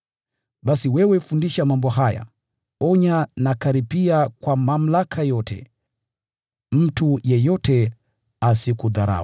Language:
Swahili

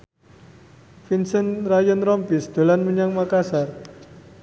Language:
Javanese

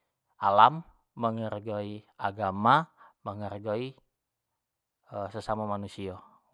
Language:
Jambi Malay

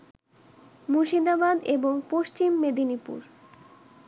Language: Bangla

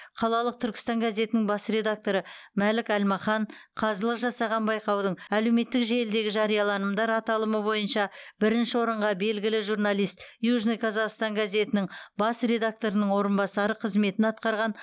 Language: Kazakh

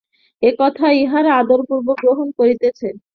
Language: Bangla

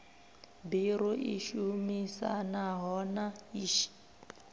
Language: Venda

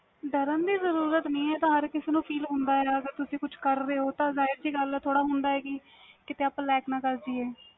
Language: Punjabi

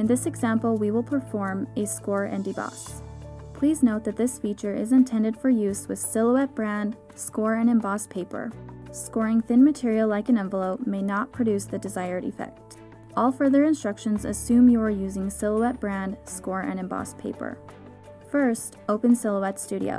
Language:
English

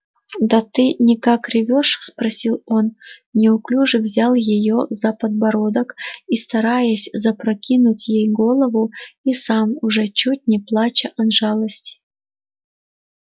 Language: Russian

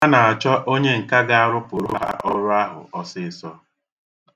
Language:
Igbo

